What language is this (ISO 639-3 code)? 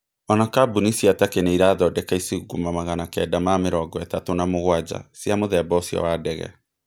kik